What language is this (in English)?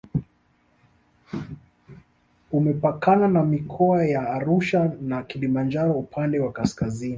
Swahili